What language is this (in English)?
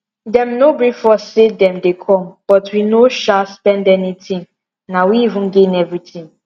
Nigerian Pidgin